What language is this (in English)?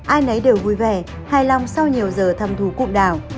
Vietnamese